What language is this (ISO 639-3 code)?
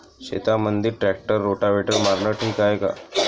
mar